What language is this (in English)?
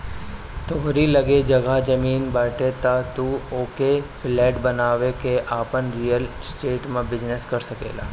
Bhojpuri